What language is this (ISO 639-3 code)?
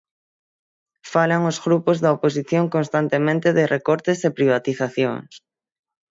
glg